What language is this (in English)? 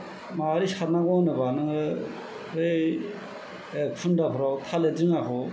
Bodo